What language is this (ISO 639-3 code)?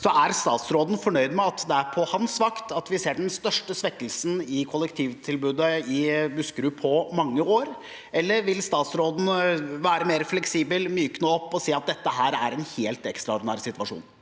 nor